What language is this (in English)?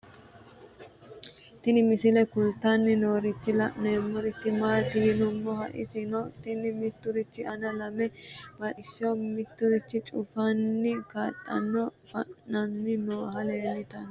Sidamo